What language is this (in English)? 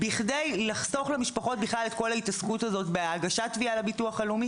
Hebrew